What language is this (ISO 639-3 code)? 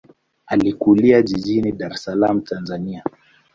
swa